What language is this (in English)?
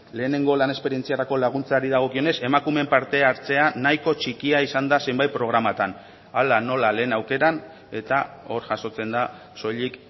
Basque